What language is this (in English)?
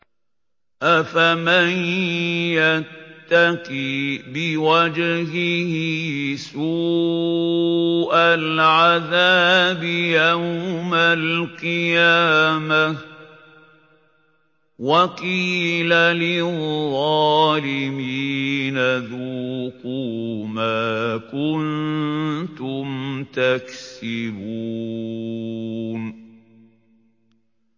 Arabic